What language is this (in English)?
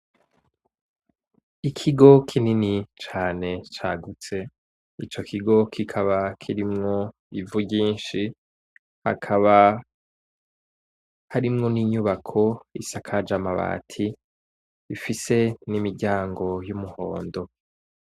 Rundi